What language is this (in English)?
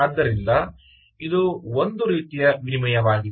Kannada